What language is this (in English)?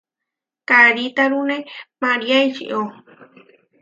Huarijio